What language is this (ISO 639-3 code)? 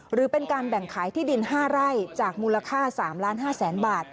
tha